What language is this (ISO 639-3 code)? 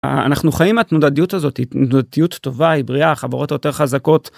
heb